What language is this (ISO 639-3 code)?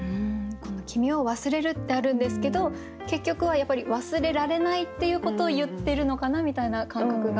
jpn